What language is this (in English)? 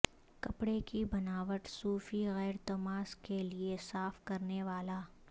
Urdu